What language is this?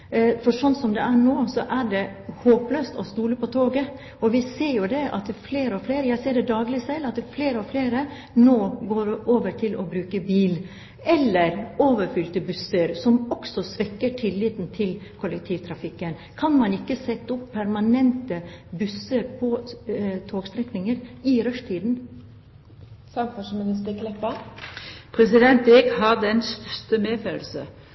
Norwegian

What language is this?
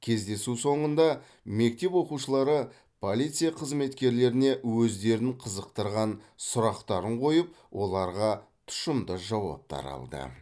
Kazakh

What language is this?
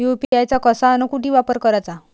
Marathi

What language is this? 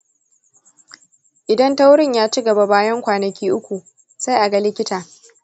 Hausa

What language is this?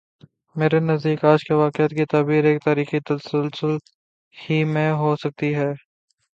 Urdu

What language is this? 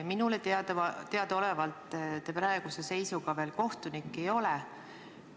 Estonian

